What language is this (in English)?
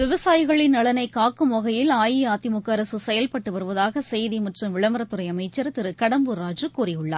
Tamil